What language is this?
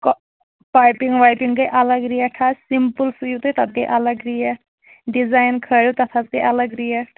Kashmiri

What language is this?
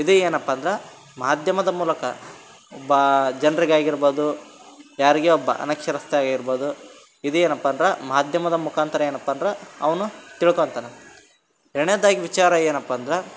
Kannada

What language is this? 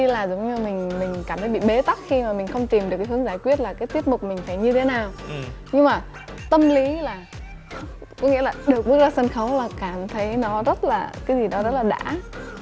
Vietnamese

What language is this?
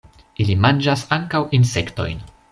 Esperanto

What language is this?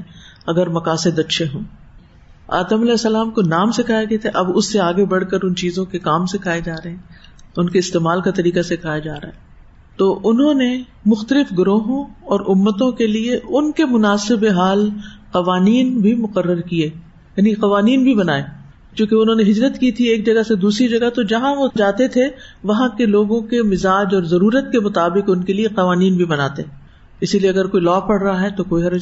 Urdu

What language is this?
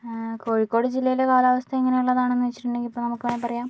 Malayalam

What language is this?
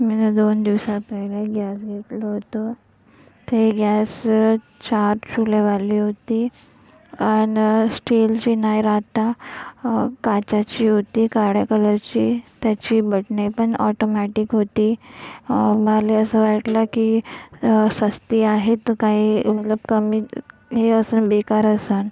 Marathi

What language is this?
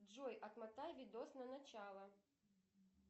Russian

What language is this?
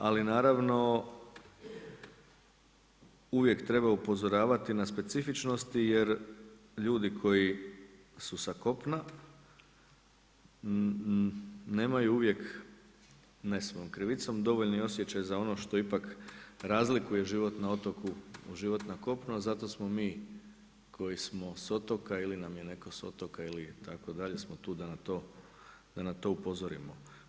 Croatian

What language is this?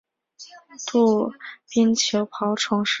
Chinese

